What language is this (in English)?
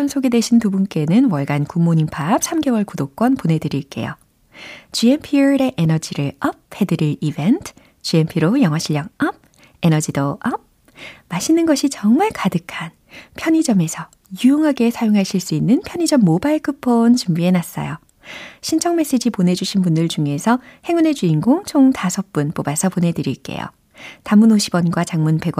Korean